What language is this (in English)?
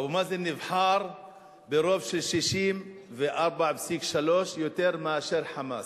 Hebrew